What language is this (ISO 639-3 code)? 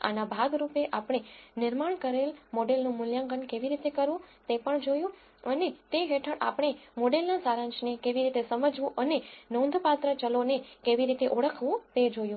guj